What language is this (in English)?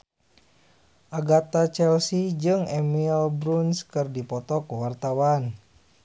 Sundanese